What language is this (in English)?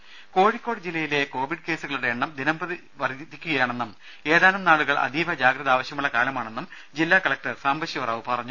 Malayalam